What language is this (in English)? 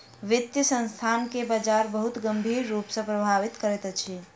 Maithili